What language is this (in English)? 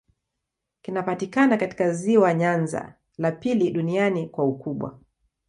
Swahili